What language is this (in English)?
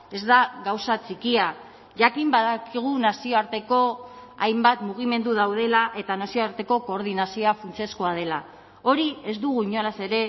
Basque